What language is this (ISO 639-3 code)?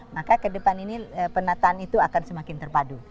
ind